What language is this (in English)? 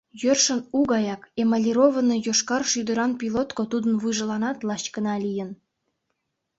Mari